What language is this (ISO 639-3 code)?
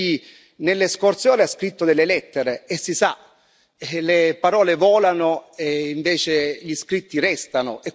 ita